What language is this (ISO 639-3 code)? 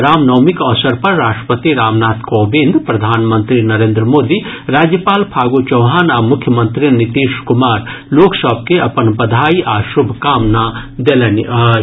mai